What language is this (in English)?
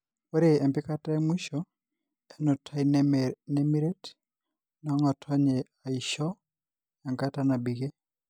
Masai